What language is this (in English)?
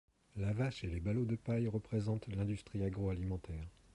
French